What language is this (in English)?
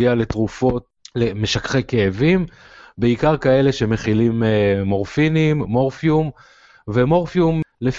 Hebrew